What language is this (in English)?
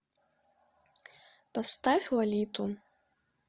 Russian